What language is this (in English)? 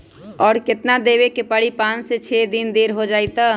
Magahi